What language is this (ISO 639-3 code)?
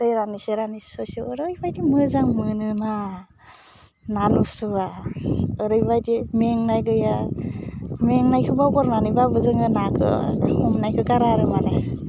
brx